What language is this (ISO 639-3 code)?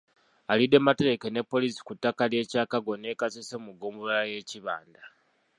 lug